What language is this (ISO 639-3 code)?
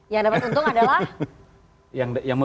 ind